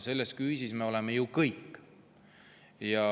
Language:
Estonian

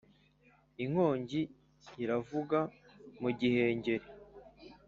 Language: Kinyarwanda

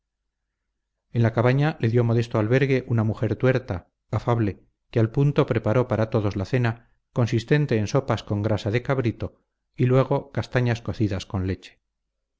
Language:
Spanish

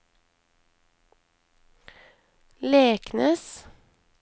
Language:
Norwegian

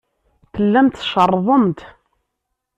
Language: Kabyle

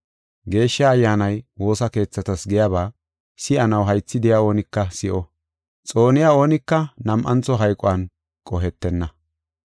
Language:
Gofa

